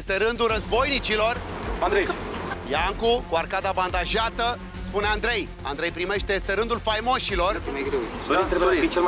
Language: Romanian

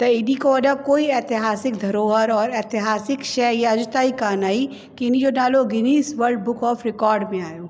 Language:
Sindhi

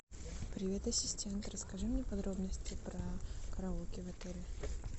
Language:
Russian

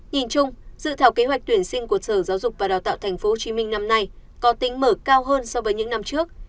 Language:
Vietnamese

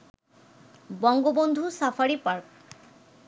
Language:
Bangla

